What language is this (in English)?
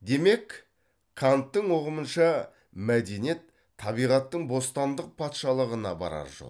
Kazakh